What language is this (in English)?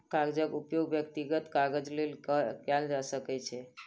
Maithili